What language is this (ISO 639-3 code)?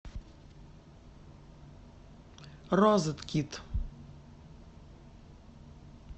rus